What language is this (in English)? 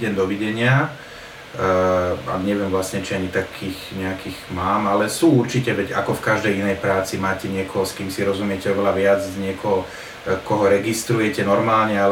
Slovak